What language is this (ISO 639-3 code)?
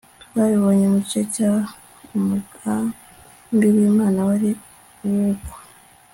kin